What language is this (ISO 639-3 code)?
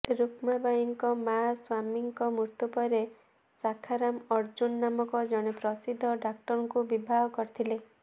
ori